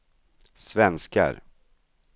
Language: Swedish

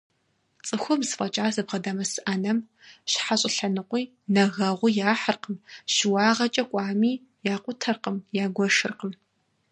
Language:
Kabardian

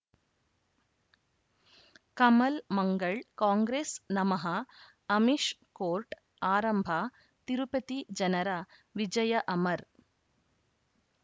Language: Kannada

